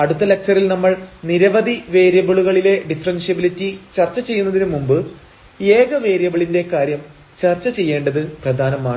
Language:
Malayalam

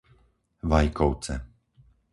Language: Slovak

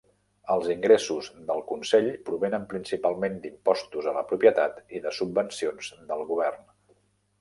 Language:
Catalan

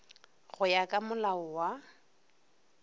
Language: Northern Sotho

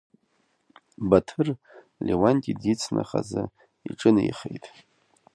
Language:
Abkhazian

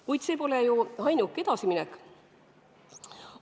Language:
Estonian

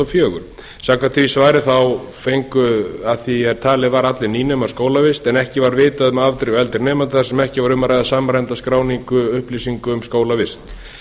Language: Icelandic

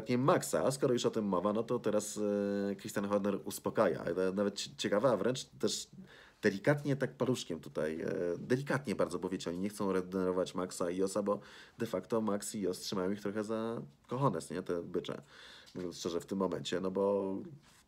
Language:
Polish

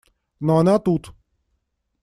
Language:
Russian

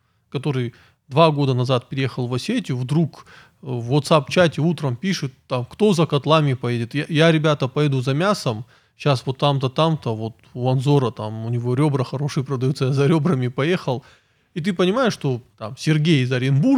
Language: Russian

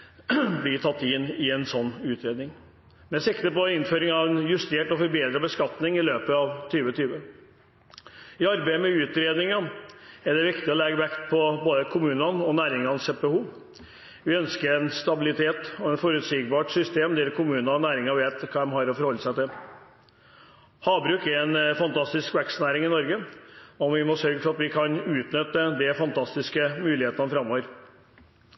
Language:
Norwegian Bokmål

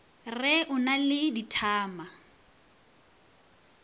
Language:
Northern Sotho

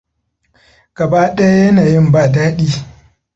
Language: Hausa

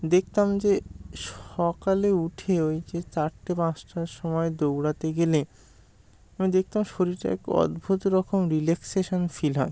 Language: Bangla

